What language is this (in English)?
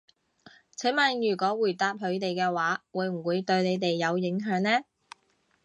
Cantonese